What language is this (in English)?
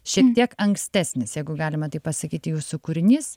Lithuanian